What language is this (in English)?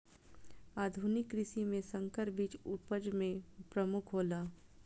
Maithili